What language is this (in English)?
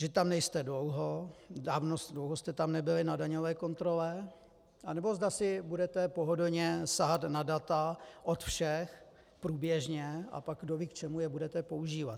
Czech